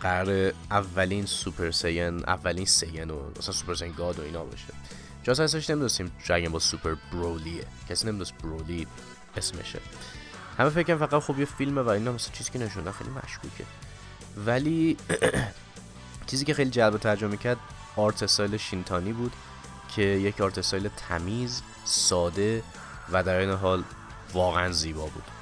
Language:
Persian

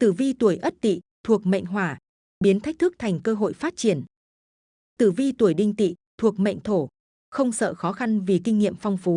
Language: Vietnamese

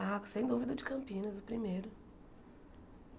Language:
Portuguese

